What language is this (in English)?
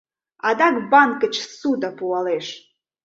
Mari